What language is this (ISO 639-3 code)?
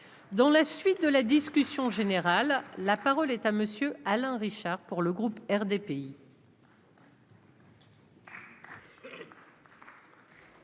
fra